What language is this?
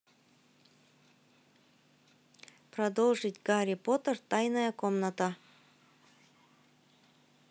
Russian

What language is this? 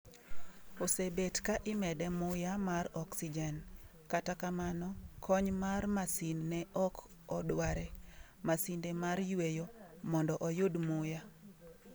Luo (Kenya and Tanzania)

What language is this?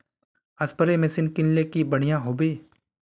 Magahi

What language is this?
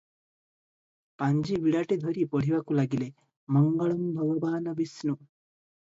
Odia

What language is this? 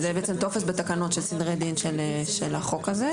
Hebrew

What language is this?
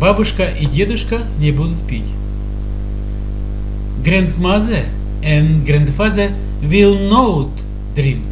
Russian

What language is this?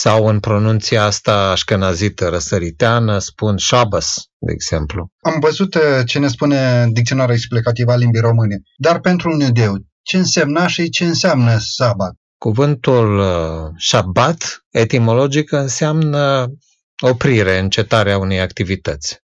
Romanian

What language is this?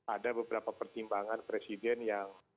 Indonesian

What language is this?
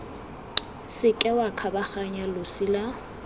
Tswana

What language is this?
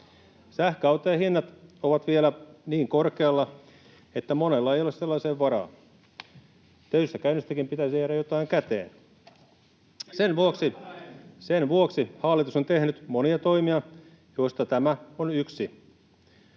Finnish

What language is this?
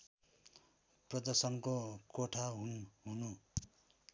Nepali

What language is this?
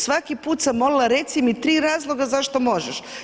Croatian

